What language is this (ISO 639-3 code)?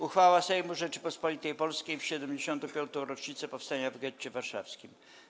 pol